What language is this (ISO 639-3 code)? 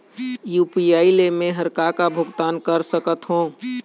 hne